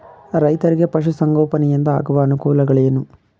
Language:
Kannada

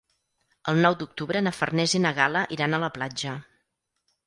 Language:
Catalan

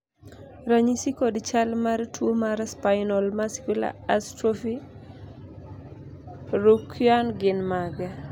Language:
Luo (Kenya and Tanzania)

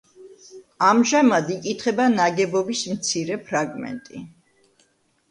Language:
Georgian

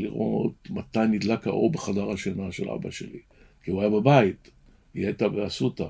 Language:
Hebrew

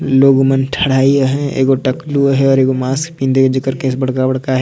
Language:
Sadri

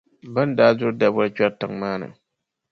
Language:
Dagbani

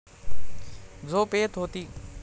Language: Marathi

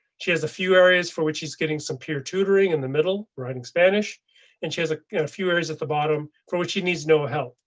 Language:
English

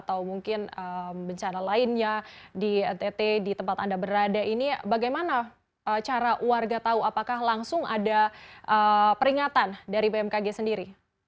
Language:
Indonesian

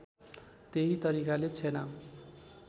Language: Nepali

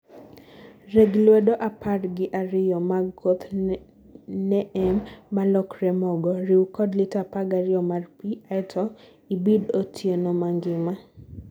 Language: Luo (Kenya and Tanzania)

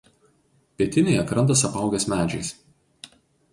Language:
Lithuanian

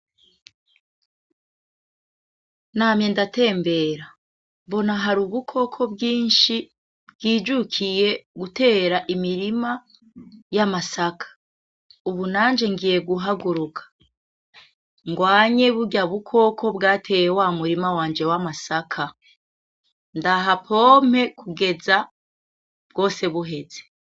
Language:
Rundi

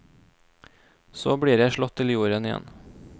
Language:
Norwegian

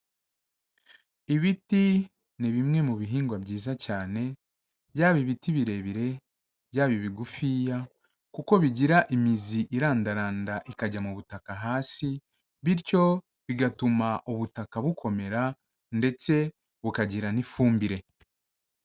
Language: Kinyarwanda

